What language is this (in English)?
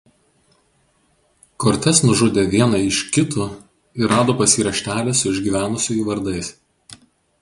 Lithuanian